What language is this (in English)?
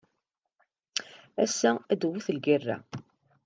Kabyle